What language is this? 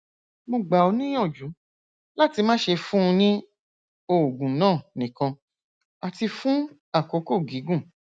Yoruba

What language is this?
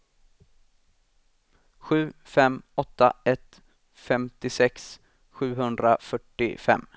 Swedish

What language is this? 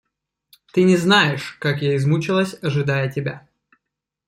Russian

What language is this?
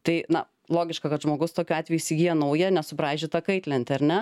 Lithuanian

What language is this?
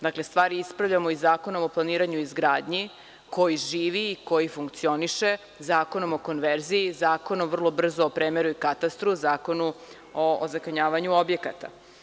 Serbian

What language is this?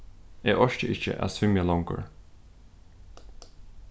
Faroese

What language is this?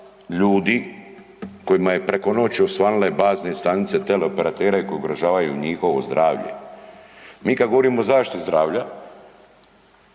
Croatian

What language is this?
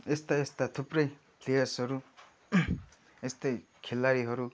Nepali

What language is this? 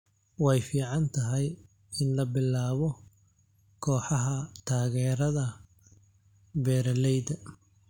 Somali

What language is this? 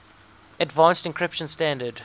English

